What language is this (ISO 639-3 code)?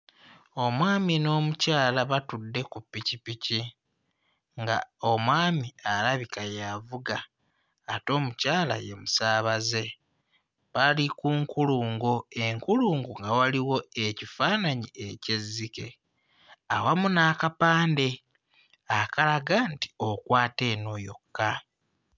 lug